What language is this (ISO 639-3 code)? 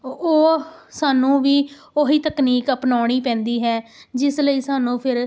pan